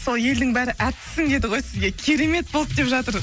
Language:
Kazakh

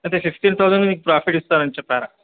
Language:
Telugu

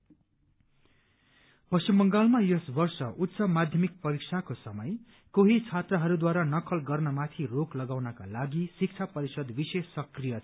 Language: Nepali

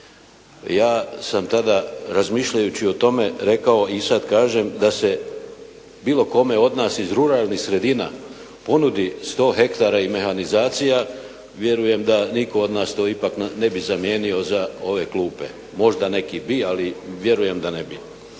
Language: Croatian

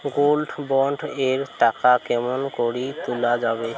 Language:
Bangla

